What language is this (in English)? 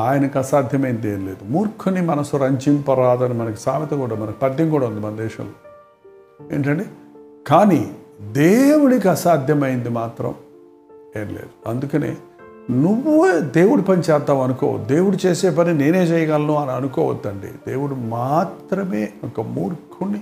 Telugu